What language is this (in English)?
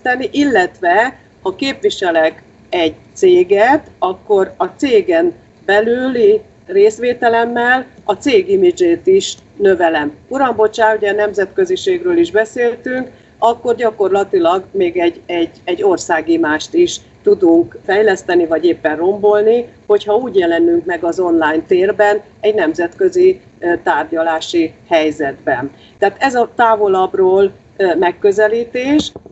Hungarian